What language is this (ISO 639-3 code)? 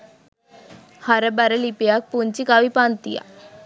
sin